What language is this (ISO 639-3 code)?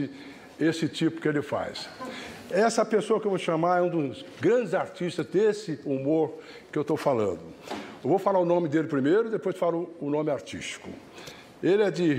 por